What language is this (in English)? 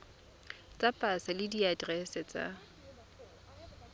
Tswana